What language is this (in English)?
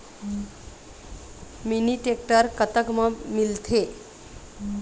Chhattisgarhi